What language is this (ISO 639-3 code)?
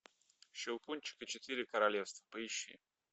rus